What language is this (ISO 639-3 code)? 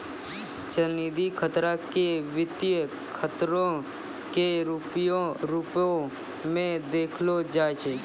mai